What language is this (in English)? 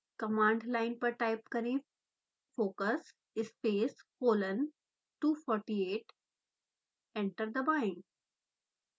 Hindi